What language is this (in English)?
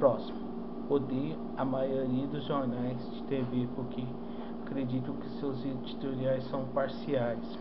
Portuguese